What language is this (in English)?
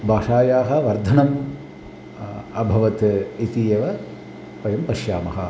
Sanskrit